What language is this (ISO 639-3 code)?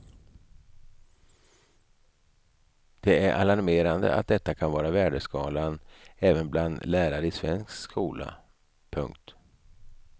swe